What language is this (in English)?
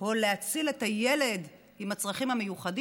Hebrew